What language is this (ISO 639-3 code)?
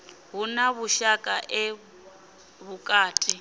ven